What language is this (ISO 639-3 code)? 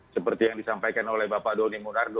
ind